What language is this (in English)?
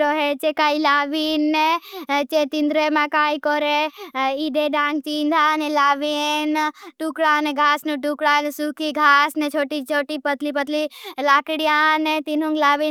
Bhili